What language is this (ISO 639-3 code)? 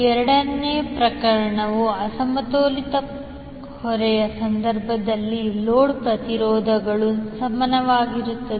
kan